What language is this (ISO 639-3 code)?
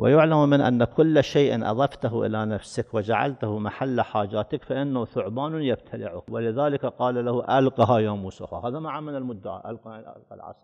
ara